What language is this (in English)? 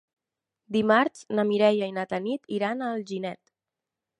Catalan